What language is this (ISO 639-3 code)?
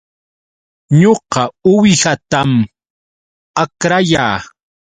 qux